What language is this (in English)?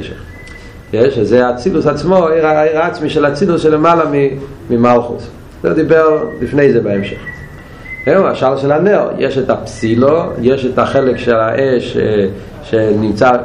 Hebrew